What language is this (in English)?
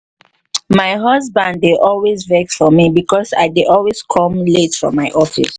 Nigerian Pidgin